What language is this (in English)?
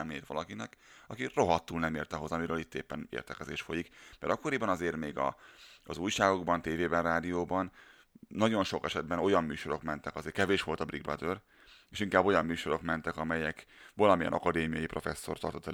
Hungarian